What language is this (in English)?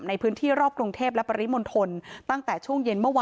Thai